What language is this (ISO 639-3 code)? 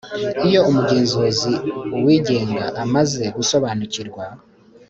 kin